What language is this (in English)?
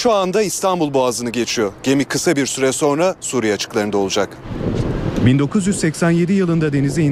Turkish